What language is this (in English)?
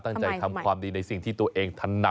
Thai